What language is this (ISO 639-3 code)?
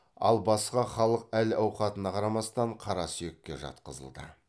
kaz